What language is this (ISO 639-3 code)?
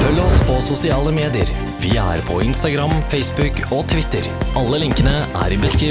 nor